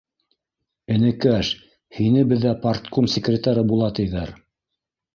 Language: Bashkir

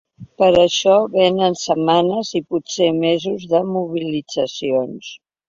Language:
Catalan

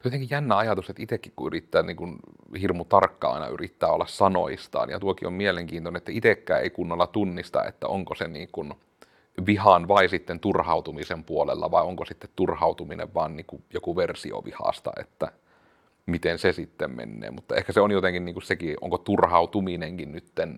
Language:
Finnish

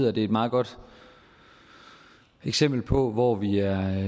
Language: Danish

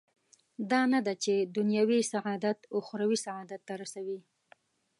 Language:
Pashto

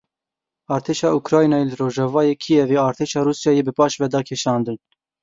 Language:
Kurdish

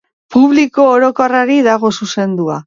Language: Basque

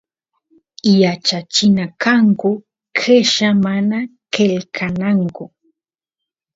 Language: Santiago del Estero Quichua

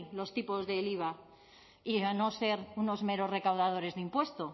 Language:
Spanish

